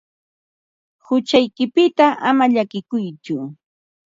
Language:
Ambo-Pasco Quechua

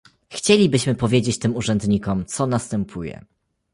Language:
Polish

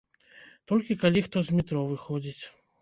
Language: Belarusian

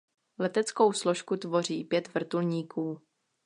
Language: Czech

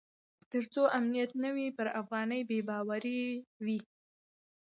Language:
Pashto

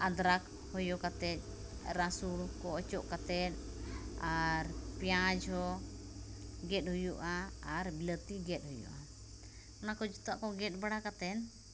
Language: Santali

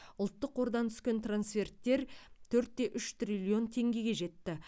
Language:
Kazakh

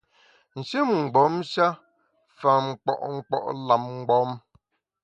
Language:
Bamun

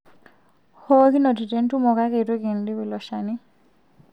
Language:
Masai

